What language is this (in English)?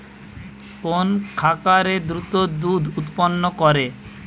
Bangla